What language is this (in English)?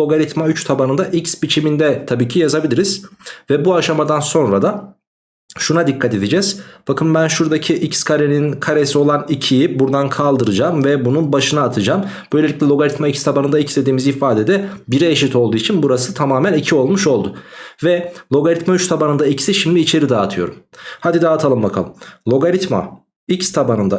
Turkish